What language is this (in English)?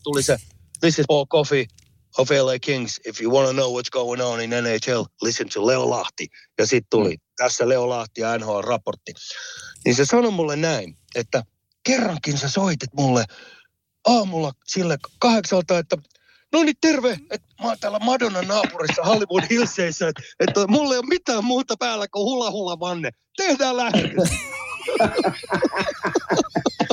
Finnish